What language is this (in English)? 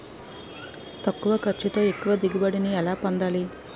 Telugu